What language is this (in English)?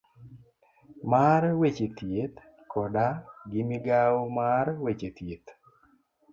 Luo (Kenya and Tanzania)